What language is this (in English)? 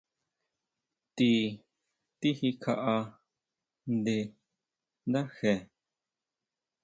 Huautla Mazatec